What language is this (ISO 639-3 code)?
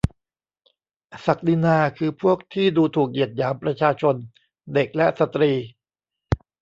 tha